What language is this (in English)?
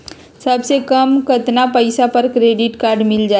Magahi